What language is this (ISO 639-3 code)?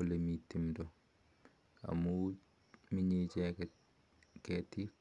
kln